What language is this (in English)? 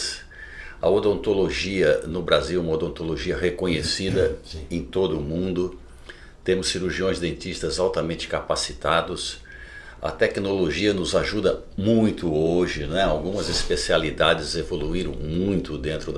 Portuguese